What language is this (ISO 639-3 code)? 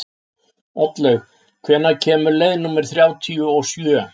isl